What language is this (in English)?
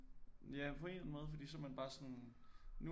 Danish